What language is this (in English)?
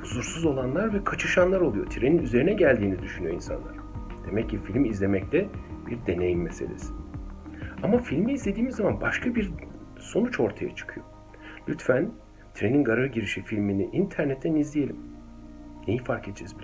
Turkish